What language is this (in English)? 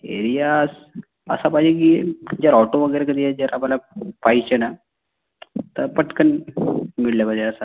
Marathi